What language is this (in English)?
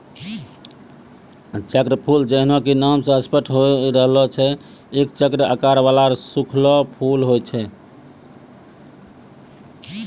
Maithili